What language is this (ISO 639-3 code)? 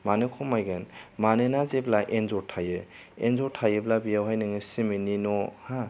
brx